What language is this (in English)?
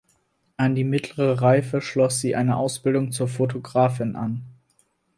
German